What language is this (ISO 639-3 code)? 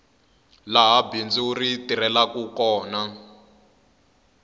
tso